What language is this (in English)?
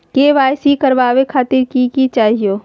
Magahi